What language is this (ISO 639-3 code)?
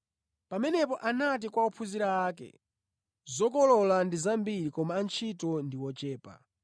nya